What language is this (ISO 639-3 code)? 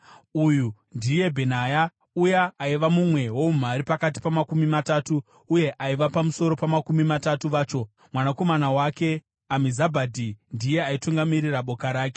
sna